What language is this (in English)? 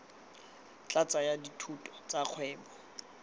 Tswana